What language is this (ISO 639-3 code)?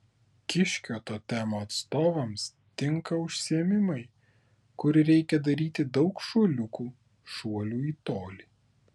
lit